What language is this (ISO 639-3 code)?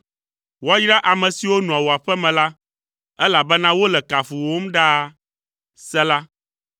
ewe